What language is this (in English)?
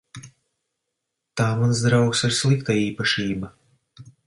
Latvian